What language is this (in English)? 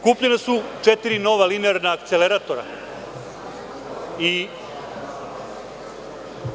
Serbian